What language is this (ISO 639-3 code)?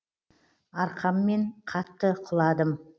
kaz